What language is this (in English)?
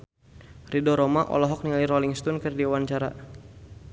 Sundanese